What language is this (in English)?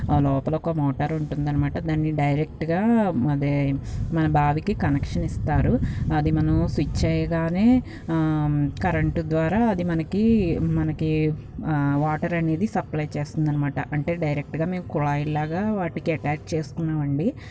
Telugu